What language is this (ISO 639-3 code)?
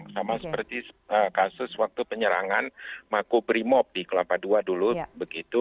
ind